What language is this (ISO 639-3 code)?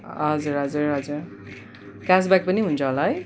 nep